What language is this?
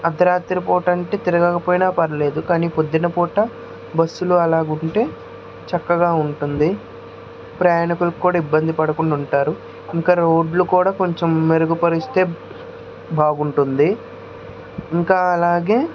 Telugu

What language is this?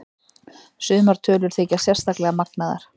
Icelandic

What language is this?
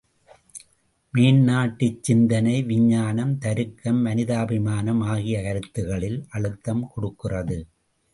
Tamil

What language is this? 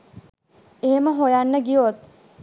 Sinhala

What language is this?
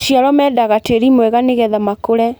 Kikuyu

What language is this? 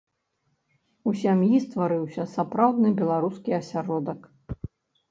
Belarusian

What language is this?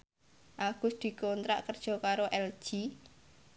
Javanese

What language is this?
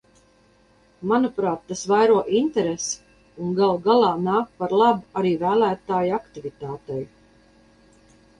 Latvian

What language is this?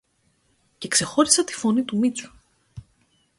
Greek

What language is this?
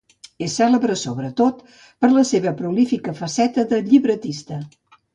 Catalan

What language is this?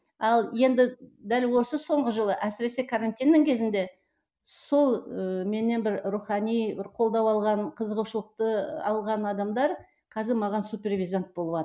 Kazakh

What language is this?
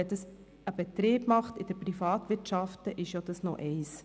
Swiss German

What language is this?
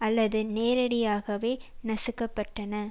Tamil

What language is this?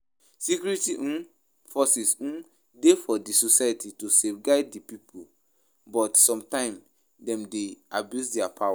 Nigerian Pidgin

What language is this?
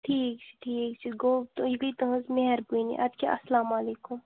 Kashmiri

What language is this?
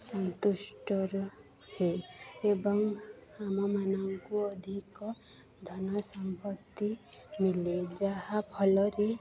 Odia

